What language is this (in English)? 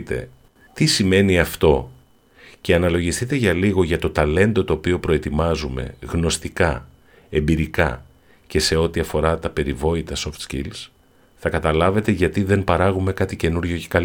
Greek